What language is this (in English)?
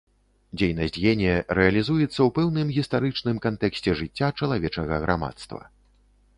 Belarusian